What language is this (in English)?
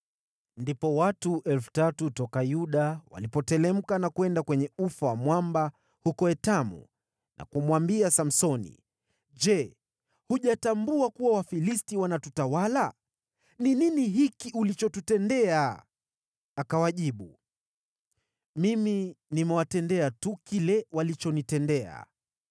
Swahili